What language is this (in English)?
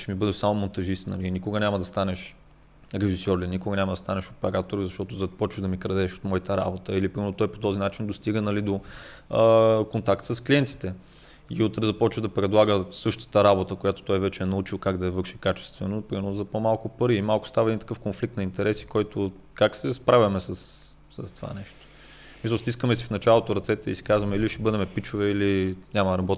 Bulgarian